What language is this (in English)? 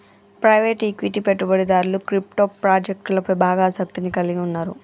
Telugu